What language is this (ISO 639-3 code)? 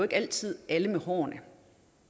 dan